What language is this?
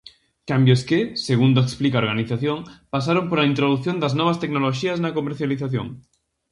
Galician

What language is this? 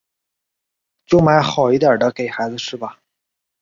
Chinese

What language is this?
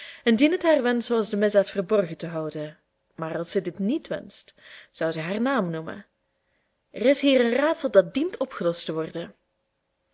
Dutch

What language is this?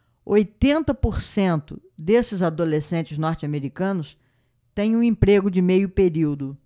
Portuguese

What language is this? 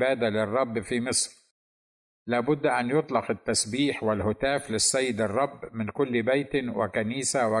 Arabic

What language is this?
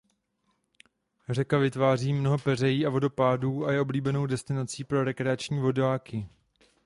Czech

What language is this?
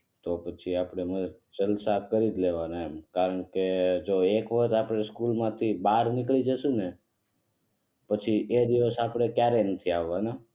Gujarati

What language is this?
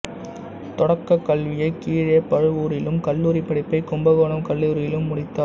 Tamil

